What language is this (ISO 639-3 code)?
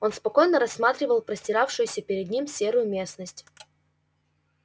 rus